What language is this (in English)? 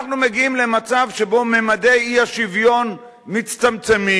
Hebrew